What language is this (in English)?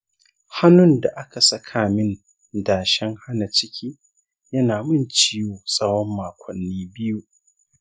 Hausa